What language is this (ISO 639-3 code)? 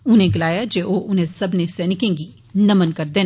doi